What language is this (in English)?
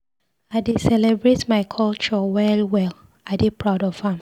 Nigerian Pidgin